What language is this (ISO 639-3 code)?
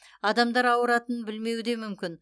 kaz